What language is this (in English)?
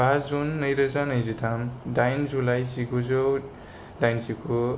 Bodo